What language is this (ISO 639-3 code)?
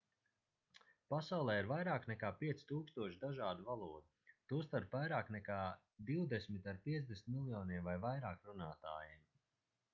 lav